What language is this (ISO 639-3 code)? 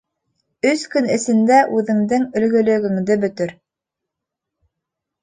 bak